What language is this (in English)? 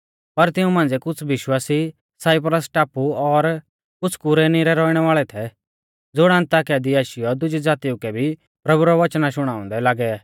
Mahasu Pahari